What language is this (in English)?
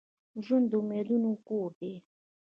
Pashto